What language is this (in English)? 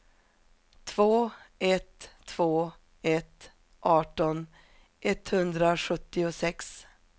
Swedish